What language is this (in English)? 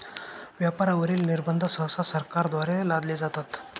Marathi